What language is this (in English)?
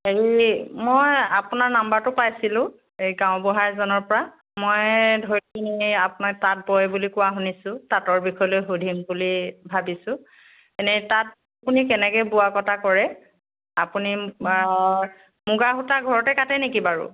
Assamese